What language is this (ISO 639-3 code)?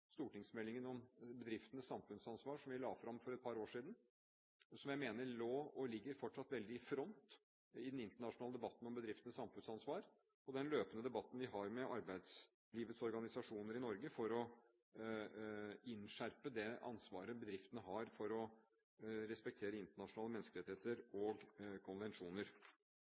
nob